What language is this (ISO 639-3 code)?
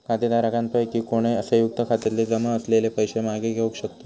mar